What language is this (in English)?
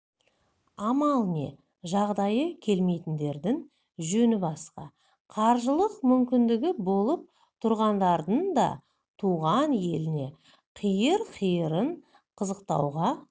Kazakh